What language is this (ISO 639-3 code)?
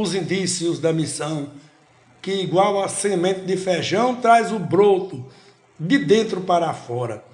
por